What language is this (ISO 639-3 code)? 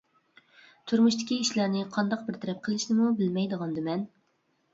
uig